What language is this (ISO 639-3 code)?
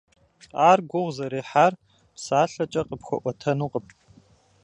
kbd